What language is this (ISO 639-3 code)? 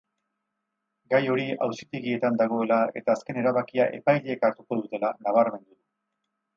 eus